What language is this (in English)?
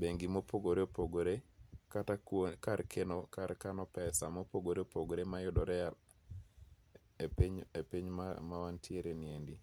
Luo (Kenya and Tanzania)